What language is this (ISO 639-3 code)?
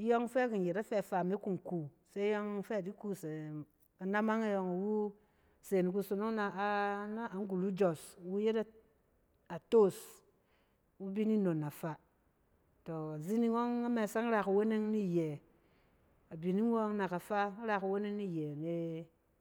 cen